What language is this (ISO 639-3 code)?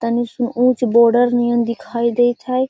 mag